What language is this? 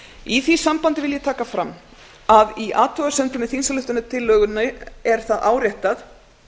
Icelandic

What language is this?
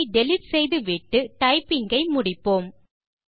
Tamil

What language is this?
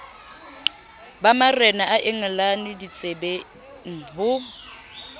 Southern Sotho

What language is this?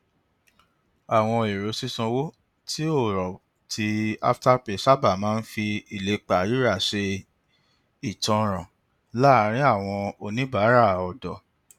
Yoruba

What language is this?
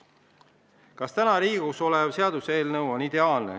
Estonian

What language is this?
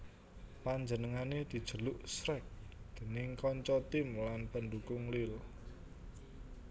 Javanese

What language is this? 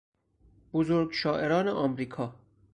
Persian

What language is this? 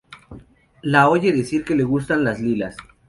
Spanish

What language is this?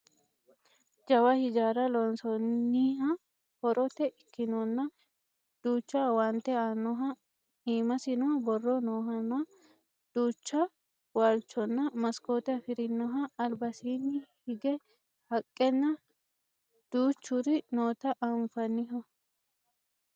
Sidamo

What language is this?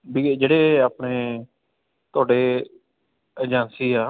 Punjabi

